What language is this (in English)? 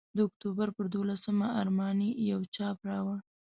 Pashto